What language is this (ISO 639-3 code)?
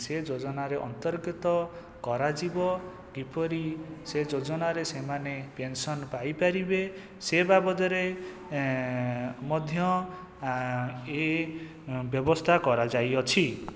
ori